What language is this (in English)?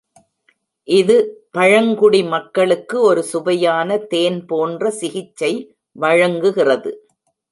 Tamil